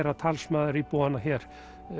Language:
Icelandic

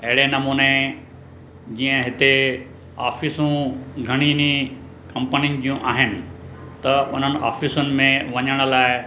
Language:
Sindhi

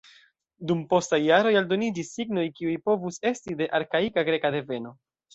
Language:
Esperanto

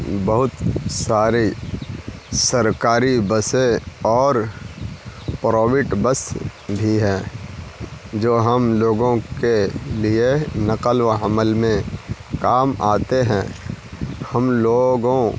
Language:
Urdu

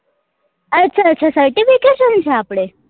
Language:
Gujarati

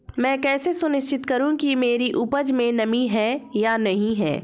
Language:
Hindi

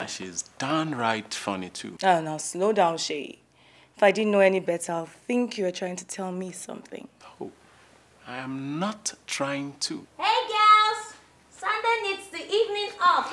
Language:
English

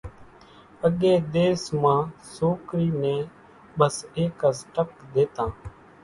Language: Kachi Koli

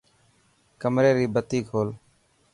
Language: Dhatki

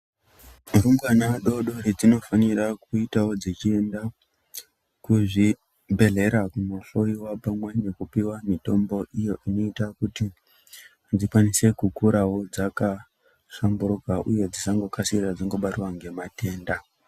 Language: Ndau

